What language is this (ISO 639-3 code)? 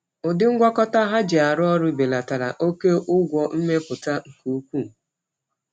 ibo